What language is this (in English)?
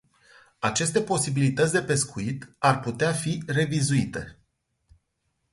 Romanian